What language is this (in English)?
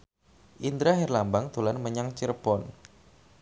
Javanese